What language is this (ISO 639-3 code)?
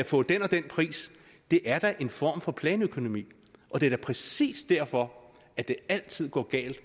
dan